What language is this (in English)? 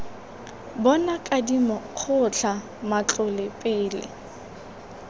Tswana